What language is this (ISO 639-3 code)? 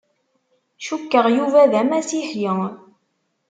kab